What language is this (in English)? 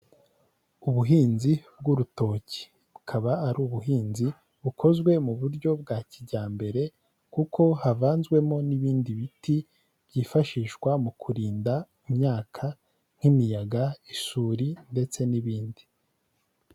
Kinyarwanda